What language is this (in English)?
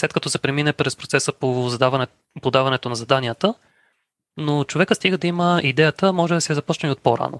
Bulgarian